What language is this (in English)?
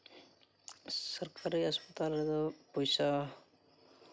Santali